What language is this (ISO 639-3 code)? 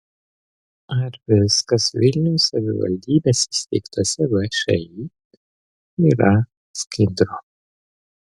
lit